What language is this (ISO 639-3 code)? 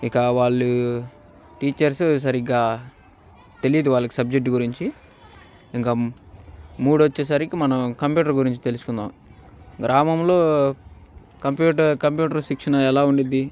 tel